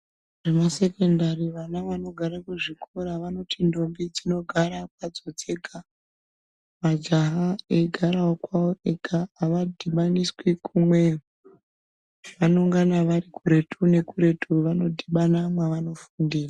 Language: Ndau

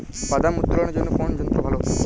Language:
Bangla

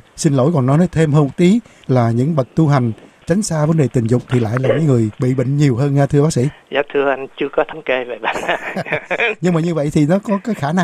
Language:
Vietnamese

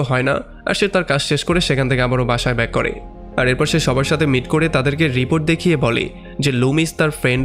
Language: Bangla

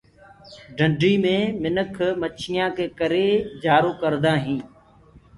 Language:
Gurgula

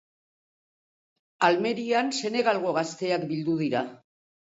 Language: Basque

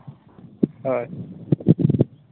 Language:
Santali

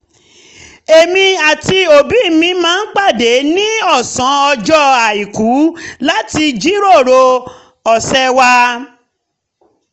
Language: Yoruba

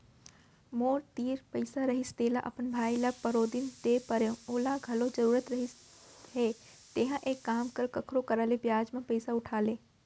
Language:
Chhattisgarhi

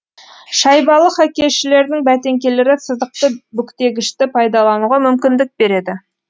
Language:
Kazakh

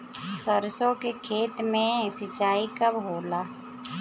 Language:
Bhojpuri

